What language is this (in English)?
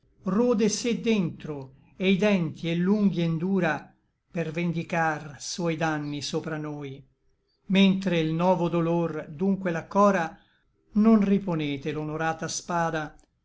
Italian